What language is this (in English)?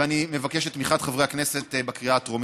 Hebrew